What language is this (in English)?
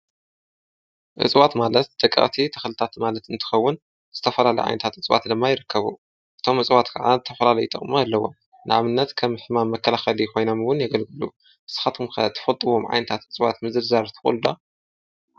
Tigrinya